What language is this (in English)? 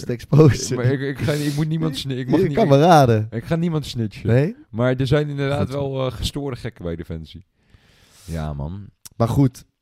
Dutch